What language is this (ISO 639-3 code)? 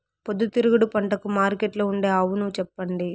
tel